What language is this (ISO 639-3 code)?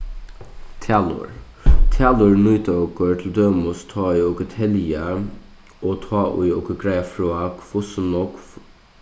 fao